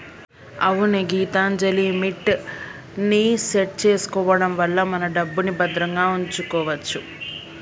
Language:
Telugu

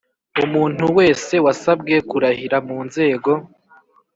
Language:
Kinyarwanda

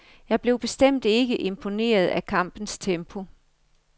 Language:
Danish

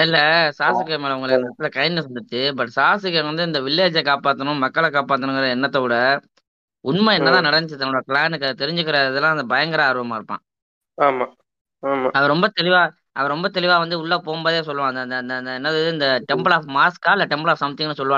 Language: Tamil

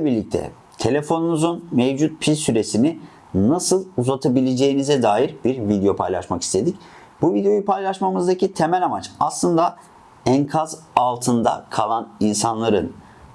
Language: Turkish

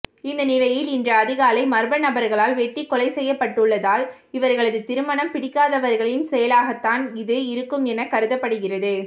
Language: Tamil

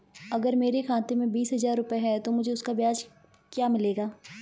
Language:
Hindi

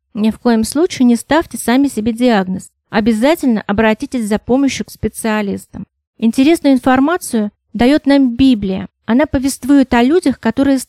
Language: Russian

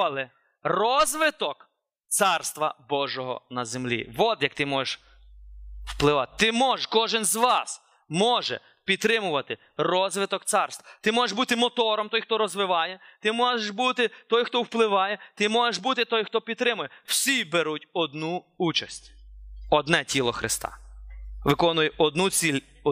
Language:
Ukrainian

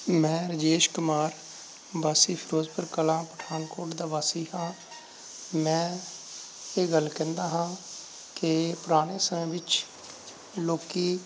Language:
Punjabi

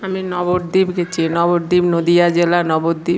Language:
Bangla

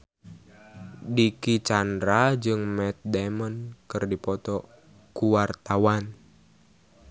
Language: Sundanese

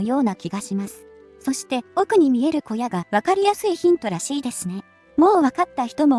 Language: Japanese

